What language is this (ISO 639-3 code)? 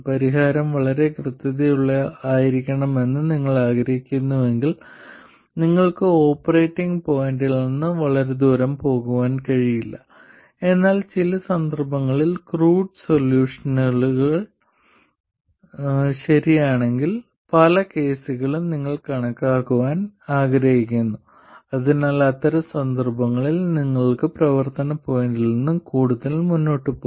mal